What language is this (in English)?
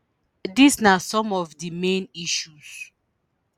Nigerian Pidgin